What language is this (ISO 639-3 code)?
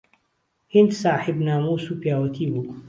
ckb